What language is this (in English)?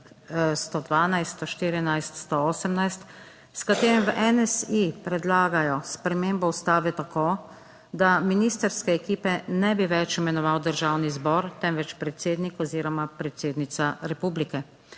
Slovenian